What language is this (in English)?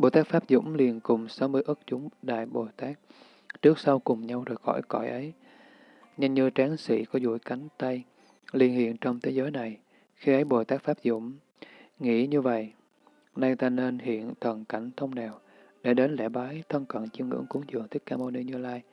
Vietnamese